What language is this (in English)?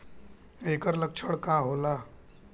Bhojpuri